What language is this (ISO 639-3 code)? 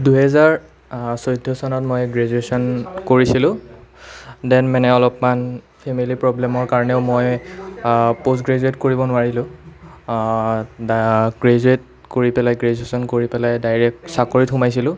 asm